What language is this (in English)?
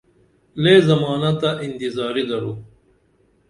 Dameli